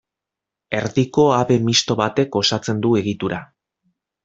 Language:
Basque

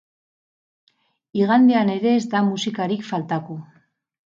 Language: Basque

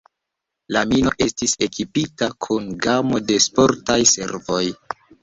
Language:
Esperanto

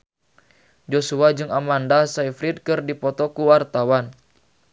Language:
Sundanese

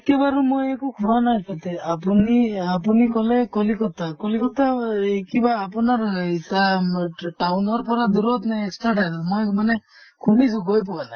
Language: Assamese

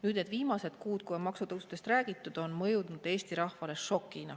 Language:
Estonian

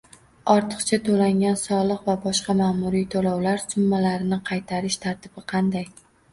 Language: Uzbek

